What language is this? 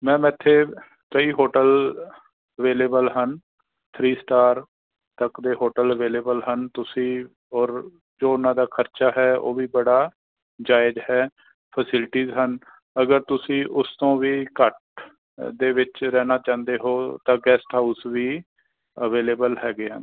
Punjabi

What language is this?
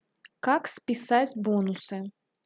Russian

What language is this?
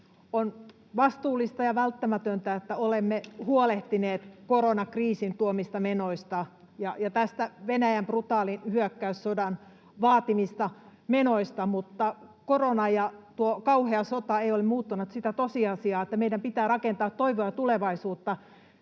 Finnish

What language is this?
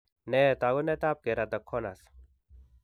Kalenjin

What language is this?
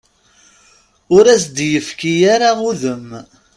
Kabyle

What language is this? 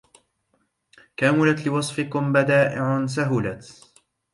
Arabic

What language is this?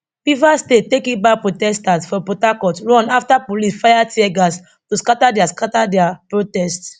Nigerian Pidgin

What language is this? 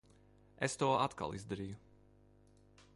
Latvian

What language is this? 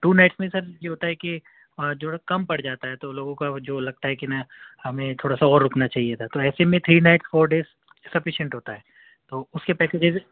Urdu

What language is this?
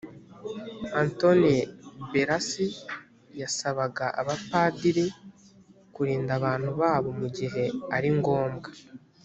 Kinyarwanda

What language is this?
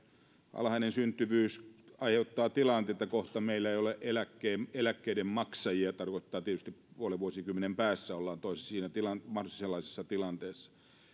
Finnish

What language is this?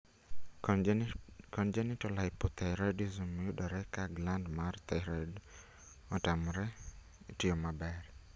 Luo (Kenya and Tanzania)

